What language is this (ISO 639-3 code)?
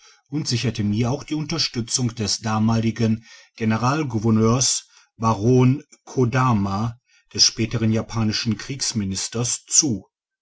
deu